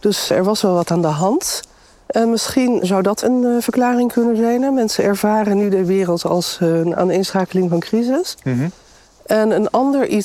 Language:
Dutch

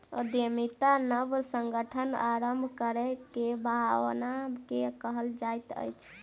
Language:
Maithili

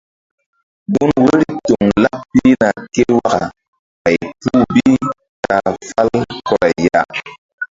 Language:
Mbum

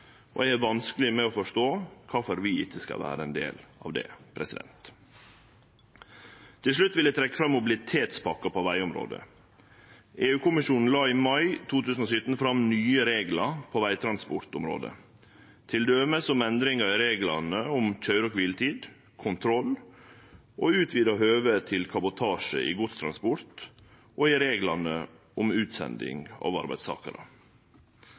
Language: Norwegian Nynorsk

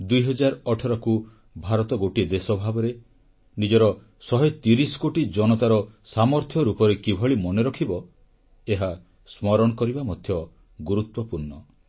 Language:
Odia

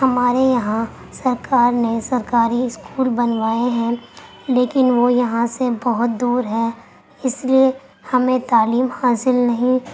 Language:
Urdu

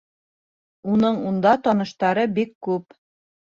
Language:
Bashkir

